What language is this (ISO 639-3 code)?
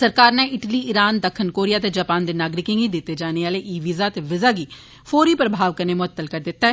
doi